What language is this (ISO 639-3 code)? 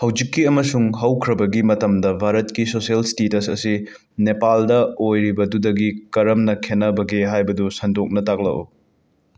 mni